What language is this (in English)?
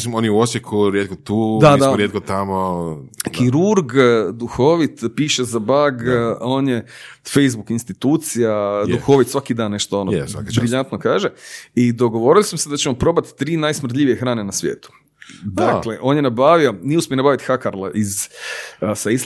Croatian